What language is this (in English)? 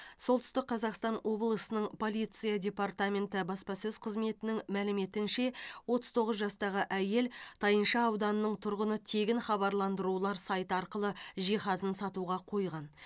Kazakh